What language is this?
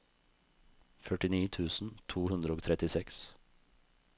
Norwegian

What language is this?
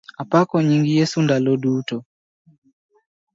Luo (Kenya and Tanzania)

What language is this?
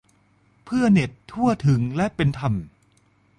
Thai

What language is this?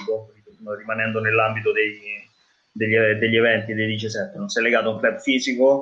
Italian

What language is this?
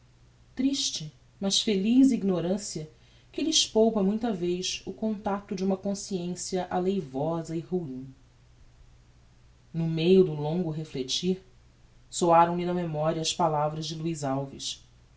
Portuguese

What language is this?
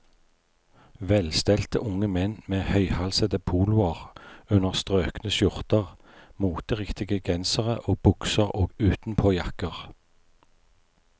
Norwegian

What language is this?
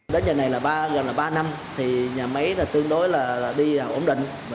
Vietnamese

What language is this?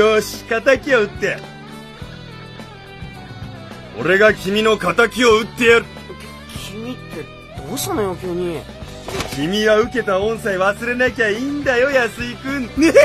Japanese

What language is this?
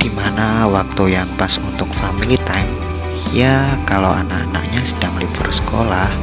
Indonesian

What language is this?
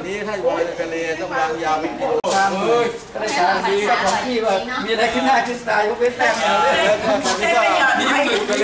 Thai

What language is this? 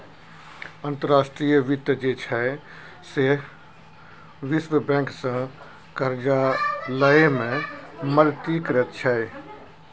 Maithili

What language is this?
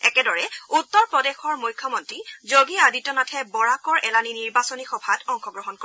Assamese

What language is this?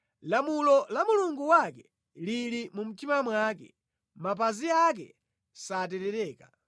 Nyanja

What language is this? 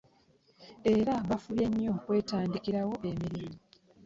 Ganda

